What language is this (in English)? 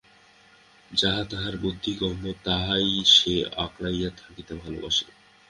Bangla